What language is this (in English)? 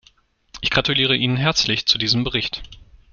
German